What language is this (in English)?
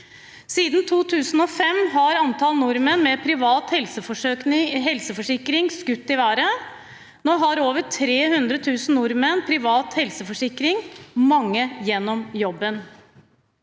Norwegian